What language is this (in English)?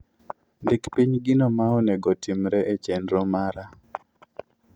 Luo (Kenya and Tanzania)